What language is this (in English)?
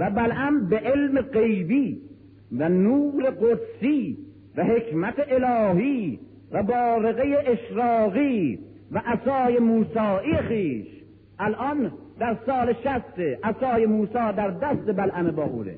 Persian